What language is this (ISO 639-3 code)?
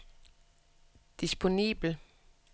dan